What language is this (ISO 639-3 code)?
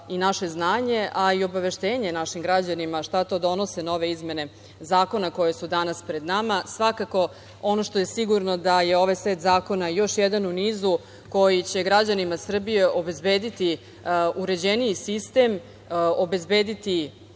srp